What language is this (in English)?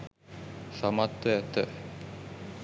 Sinhala